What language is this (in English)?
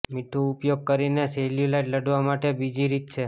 Gujarati